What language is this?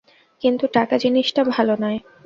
Bangla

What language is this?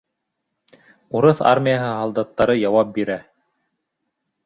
Bashkir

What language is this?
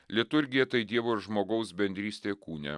Lithuanian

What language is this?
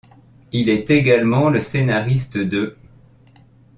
French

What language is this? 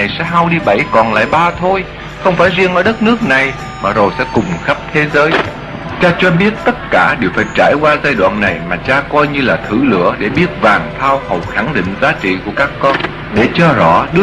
Vietnamese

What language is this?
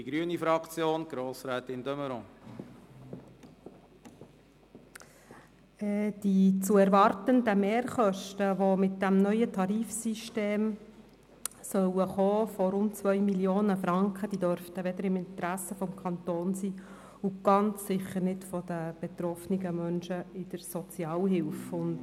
Swiss German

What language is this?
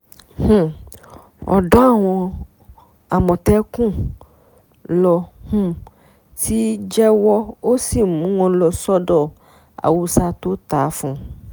Yoruba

